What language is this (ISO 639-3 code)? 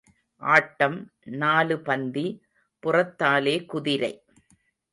tam